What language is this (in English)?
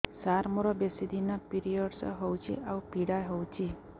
Odia